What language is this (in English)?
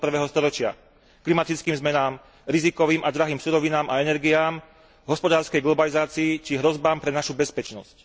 Slovak